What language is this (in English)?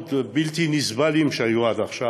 Hebrew